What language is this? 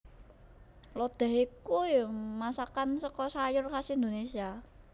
Javanese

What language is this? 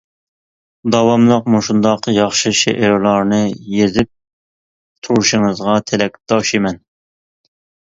Uyghur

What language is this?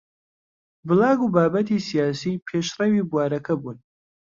Central Kurdish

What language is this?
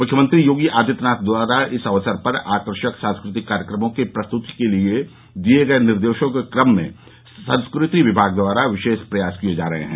Hindi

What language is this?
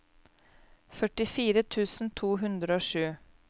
Norwegian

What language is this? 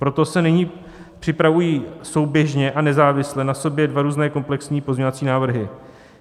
Czech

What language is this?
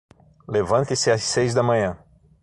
Portuguese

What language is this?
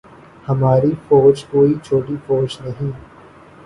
Urdu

